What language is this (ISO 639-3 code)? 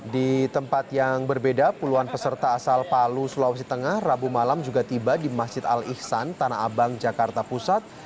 ind